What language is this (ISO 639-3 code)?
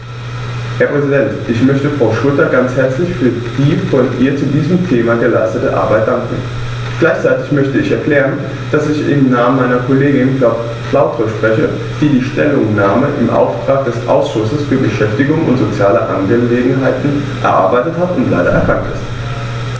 deu